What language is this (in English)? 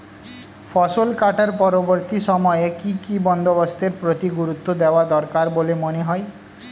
Bangla